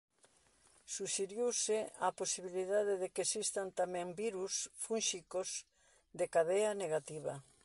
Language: Galician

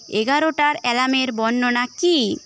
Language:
Bangla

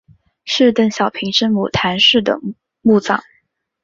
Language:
Chinese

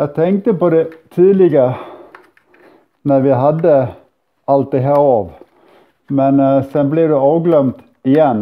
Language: Swedish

